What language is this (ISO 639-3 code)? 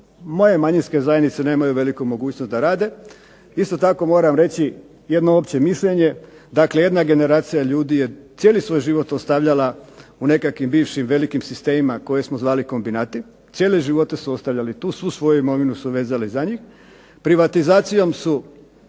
hrv